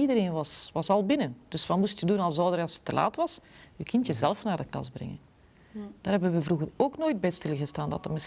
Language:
Dutch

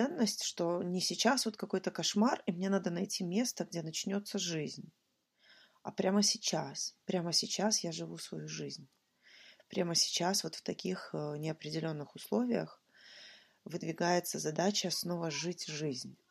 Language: Russian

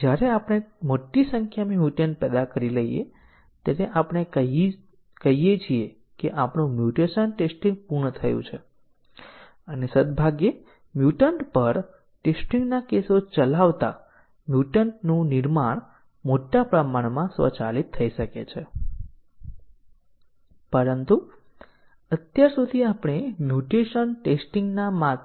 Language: Gujarati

